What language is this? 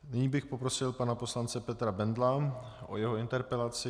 Czech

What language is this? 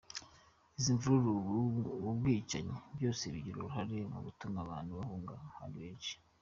Kinyarwanda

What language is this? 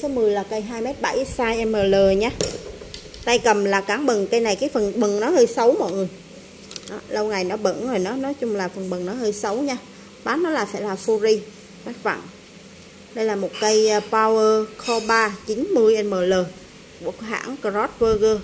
Vietnamese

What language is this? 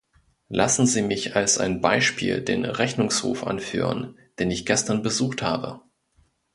German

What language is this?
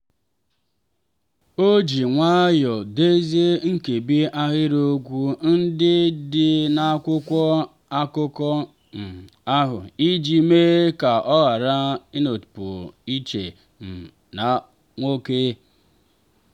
Igbo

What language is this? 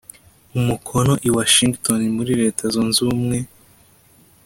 Kinyarwanda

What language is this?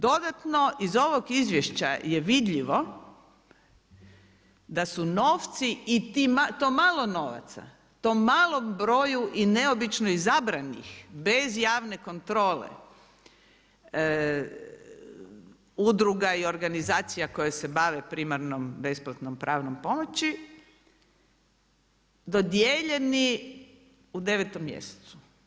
Croatian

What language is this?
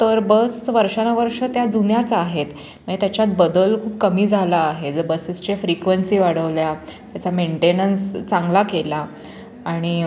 Marathi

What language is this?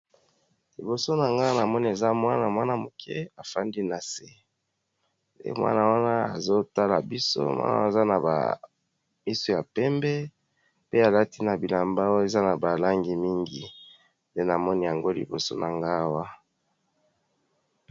Lingala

